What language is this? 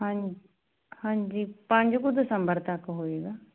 Punjabi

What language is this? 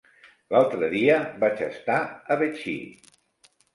Catalan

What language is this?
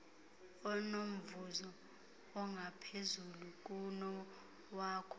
Xhosa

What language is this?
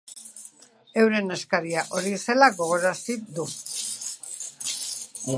Basque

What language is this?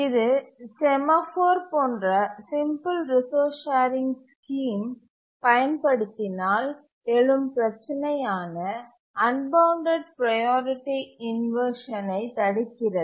Tamil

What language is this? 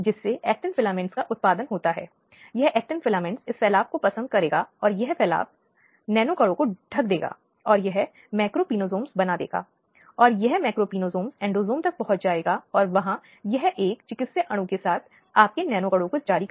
Hindi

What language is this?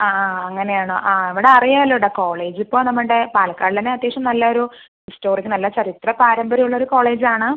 Malayalam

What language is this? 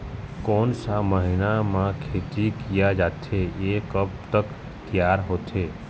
Chhattisgarhi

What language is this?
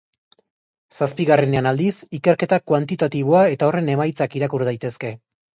Basque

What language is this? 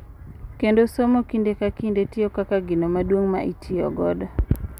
Luo (Kenya and Tanzania)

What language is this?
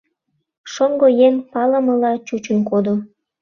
Mari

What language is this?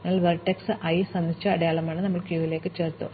Malayalam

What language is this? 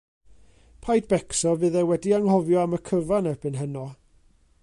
Welsh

